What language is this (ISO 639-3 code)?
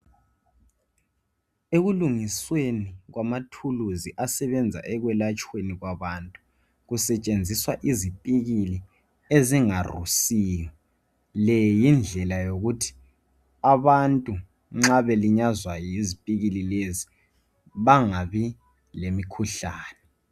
nde